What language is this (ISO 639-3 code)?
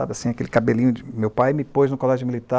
por